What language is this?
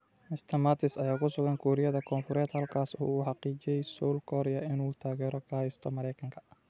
Somali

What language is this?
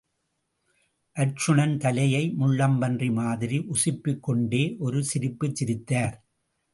Tamil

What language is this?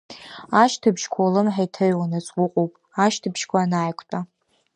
Abkhazian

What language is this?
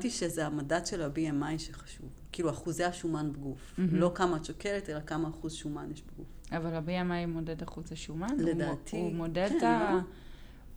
Hebrew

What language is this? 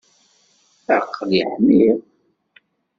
Kabyle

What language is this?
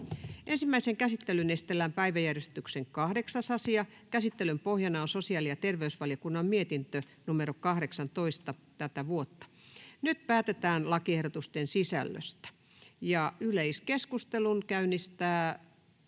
Finnish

